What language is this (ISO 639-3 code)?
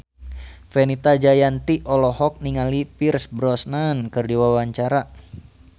sun